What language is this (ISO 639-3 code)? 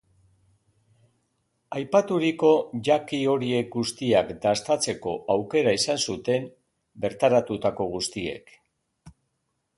eus